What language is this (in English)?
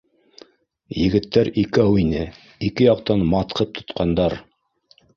Bashkir